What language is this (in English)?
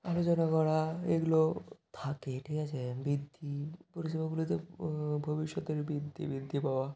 Bangla